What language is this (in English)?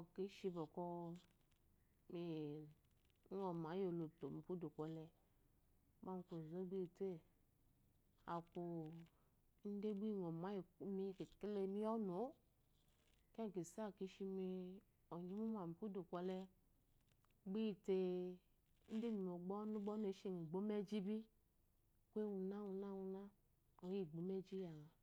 Eloyi